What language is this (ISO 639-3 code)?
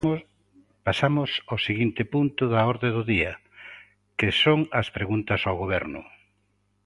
glg